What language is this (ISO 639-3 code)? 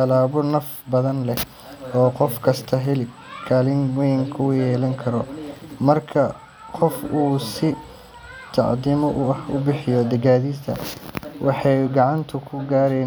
som